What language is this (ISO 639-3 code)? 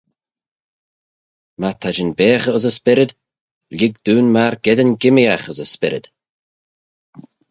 glv